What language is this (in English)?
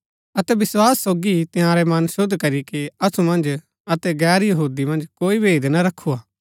Gaddi